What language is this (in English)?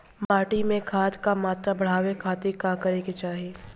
Bhojpuri